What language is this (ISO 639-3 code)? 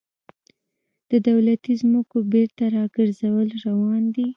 pus